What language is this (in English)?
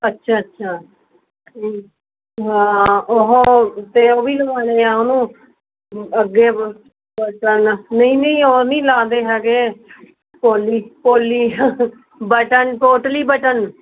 Punjabi